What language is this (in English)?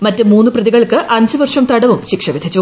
Malayalam